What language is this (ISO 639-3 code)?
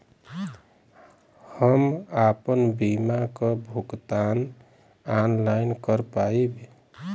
bho